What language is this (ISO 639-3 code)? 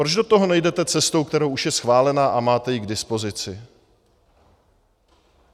ces